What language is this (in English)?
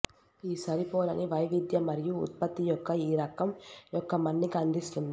Telugu